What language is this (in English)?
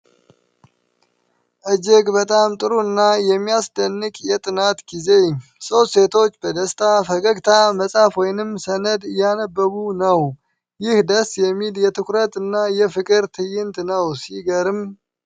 Amharic